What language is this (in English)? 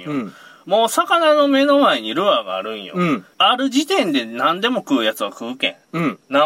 Japanese